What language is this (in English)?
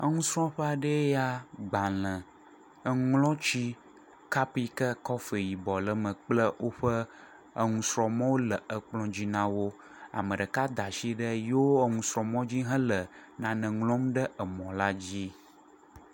Ewe